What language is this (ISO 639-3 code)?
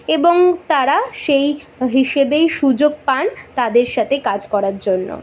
ben